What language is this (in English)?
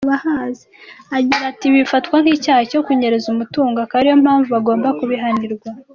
Kinyarwanda